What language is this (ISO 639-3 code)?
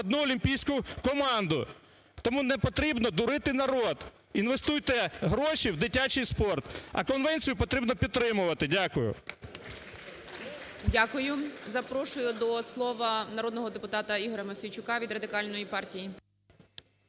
ukr